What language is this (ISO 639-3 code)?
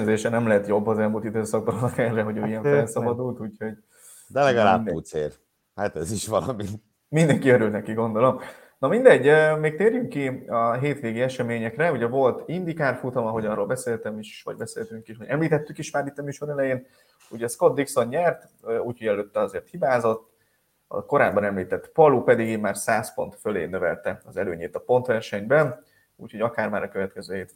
hun